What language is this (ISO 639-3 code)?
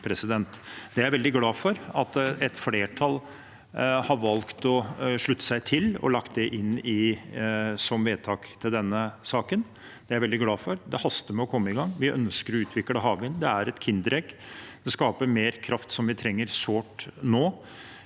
nor